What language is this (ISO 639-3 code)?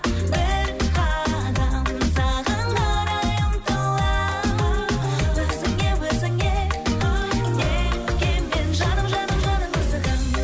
kaz